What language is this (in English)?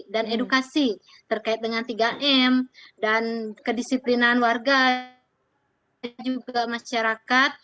Indonesian